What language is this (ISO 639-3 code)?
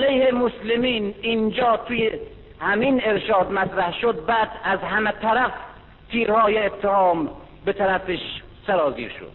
fas